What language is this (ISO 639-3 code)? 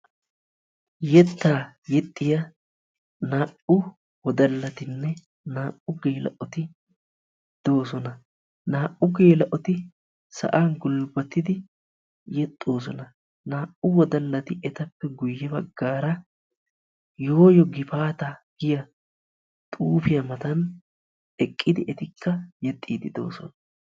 wal